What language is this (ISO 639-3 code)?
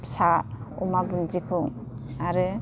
brx